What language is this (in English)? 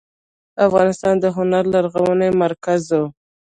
Pashto